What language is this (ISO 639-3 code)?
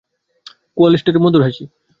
ben